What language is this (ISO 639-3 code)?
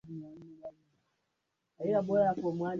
swa